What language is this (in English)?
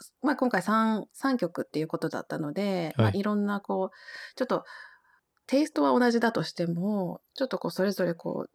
Japanese